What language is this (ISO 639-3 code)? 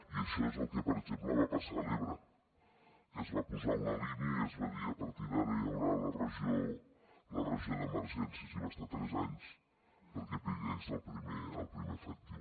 cat